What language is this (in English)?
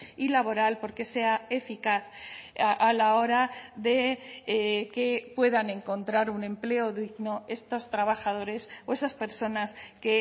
Spanish